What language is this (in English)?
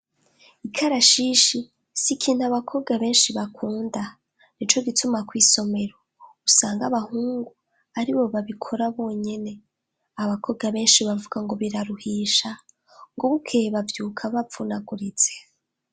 Rundi